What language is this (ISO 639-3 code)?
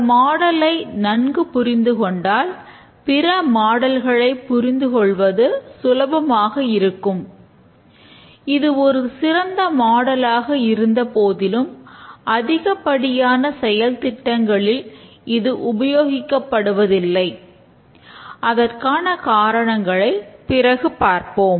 tam